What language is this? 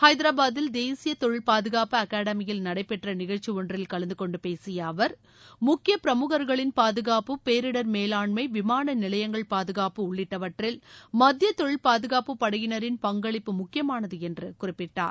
Tamil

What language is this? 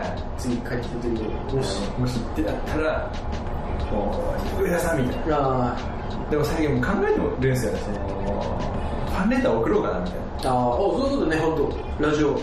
Japanese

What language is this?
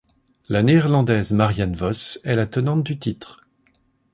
French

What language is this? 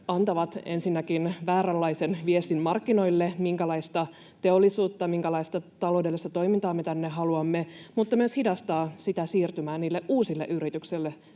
Finnish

